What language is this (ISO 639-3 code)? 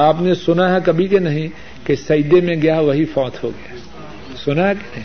urd